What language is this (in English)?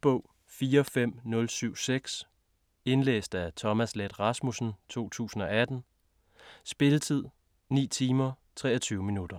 Danish